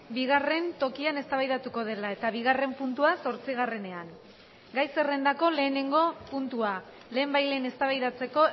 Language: Basque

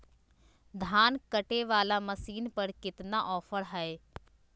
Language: Magahi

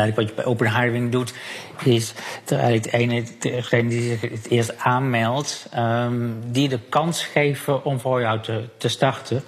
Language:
Dutch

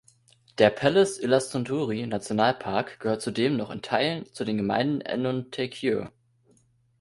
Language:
German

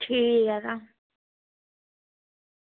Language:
Dogri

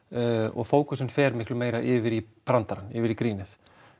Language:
Icelandic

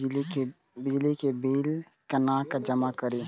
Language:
Maithili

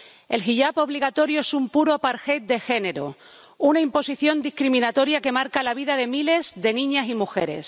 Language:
Spanish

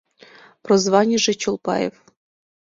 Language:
Mari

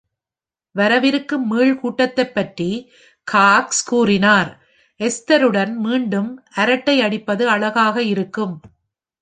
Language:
Tamil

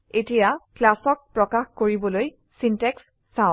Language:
Assamese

